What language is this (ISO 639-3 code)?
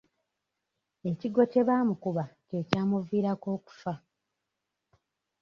lug